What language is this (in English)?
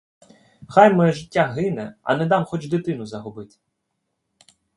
Ukrainian